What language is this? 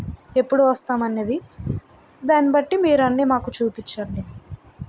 Telugu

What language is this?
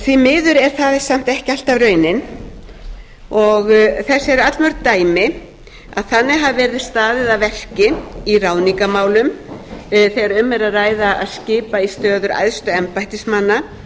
Icelandic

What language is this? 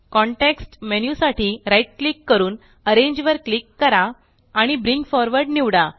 Marathi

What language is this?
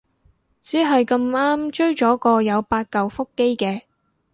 Cantonese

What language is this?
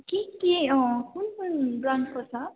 Nepali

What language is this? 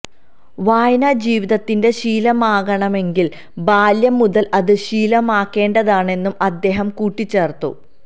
Malayalam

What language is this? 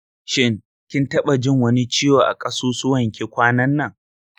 Hausa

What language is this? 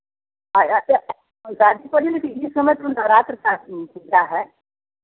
Hindi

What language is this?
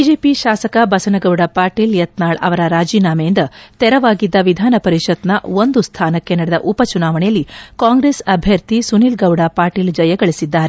Kannada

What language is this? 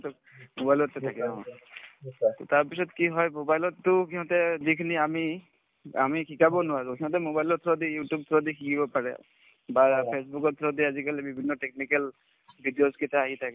Assamese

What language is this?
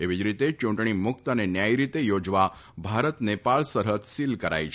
Gujarati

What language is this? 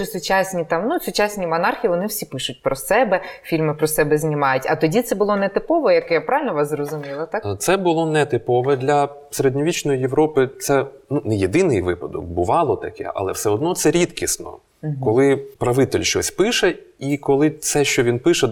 Ukrainian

